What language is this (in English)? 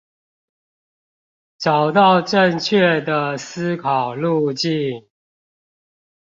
Chinese